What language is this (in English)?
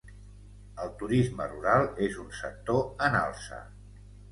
Catalan